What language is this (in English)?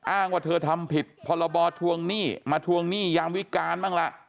Thai